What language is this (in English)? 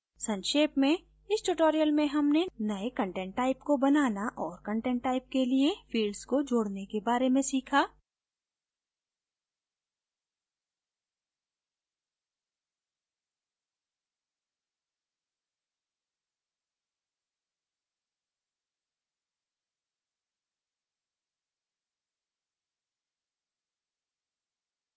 Hindi